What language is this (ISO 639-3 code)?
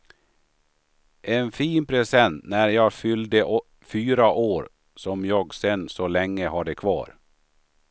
swe